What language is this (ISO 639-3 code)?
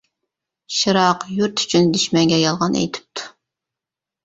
uig